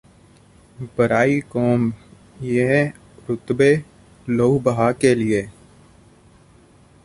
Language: Punjabi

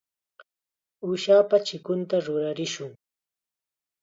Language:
Chiquián Ancash Quechua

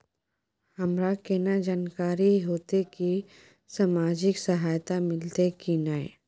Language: Maithili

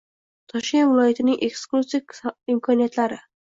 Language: Uzbek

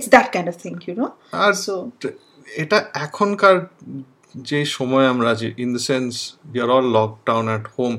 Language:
Bangla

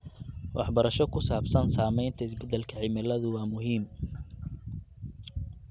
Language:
Somali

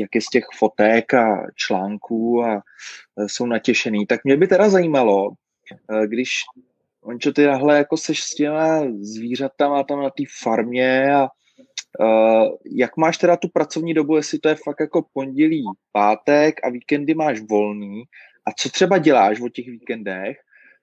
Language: Czech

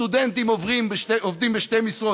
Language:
Hebrew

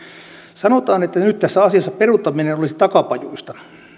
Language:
Finnish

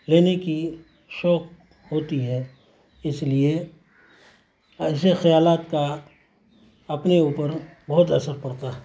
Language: Urdu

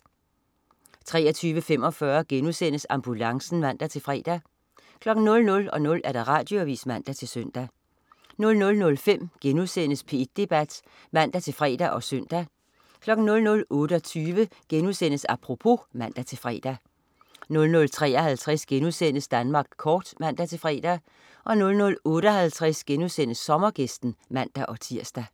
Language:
Danish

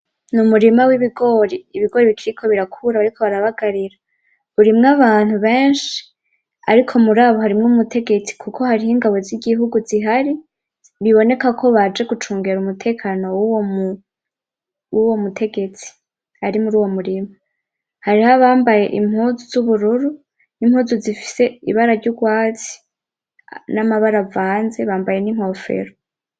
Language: Rundi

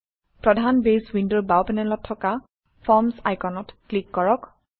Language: Assamese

